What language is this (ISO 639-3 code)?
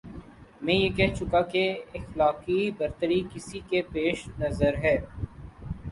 urd